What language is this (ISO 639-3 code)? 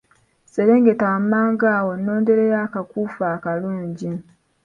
lug